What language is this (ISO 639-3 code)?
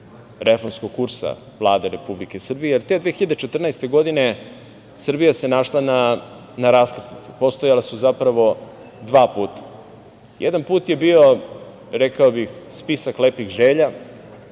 srp